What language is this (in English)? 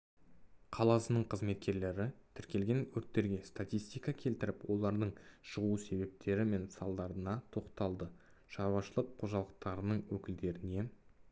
Kazakh